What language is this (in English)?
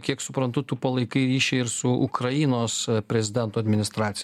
Lithuanian